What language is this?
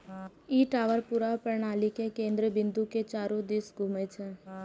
Maithili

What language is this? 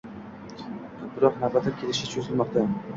Uzbek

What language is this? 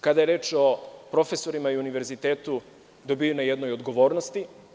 Serbian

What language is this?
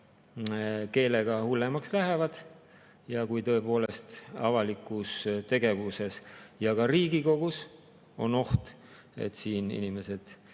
Estonian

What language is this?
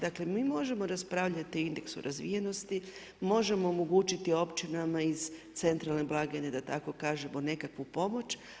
Croatian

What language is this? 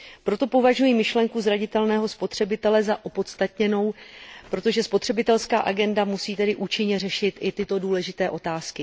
Czech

